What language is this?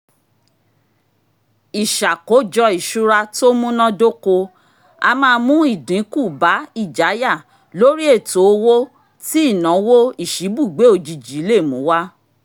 Yoruba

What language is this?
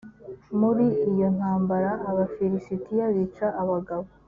Kinyarwanda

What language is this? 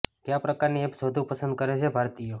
Gujarati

